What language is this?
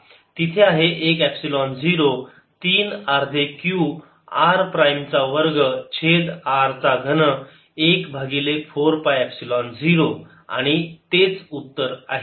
Marathi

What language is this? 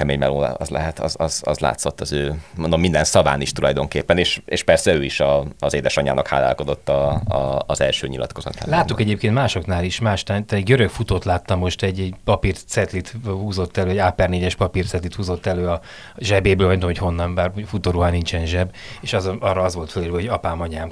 Hungarian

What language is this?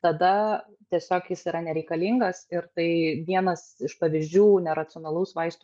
Lithuanian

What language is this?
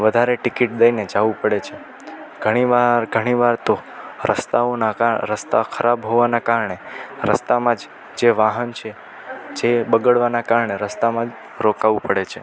Gujarati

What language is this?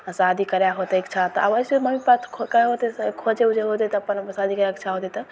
Maithili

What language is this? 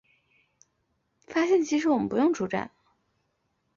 Chinese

